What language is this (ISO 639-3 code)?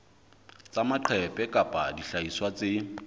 sot